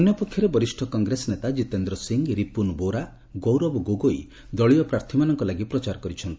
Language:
Odia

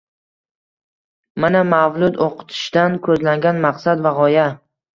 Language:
Uzbek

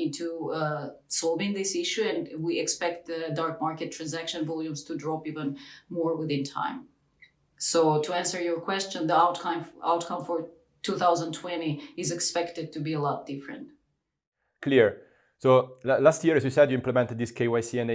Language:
English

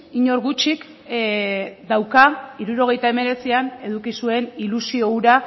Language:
Basque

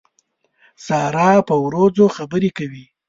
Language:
Pashto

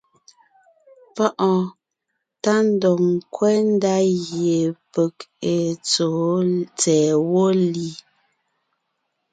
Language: Ngiemboon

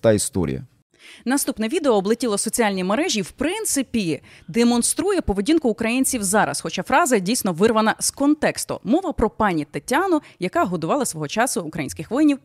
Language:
Ukrainian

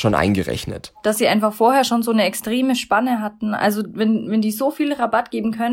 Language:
German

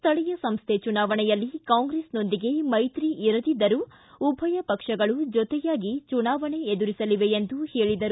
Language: Kannada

